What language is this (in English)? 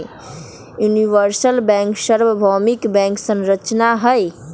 Magahi